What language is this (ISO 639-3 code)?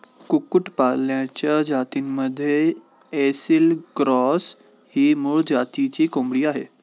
mar